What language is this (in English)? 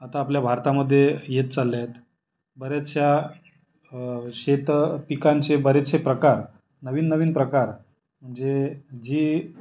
Marathi